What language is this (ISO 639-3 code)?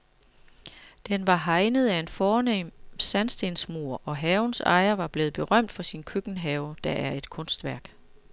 dan